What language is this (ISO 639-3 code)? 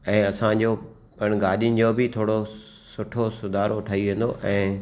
snd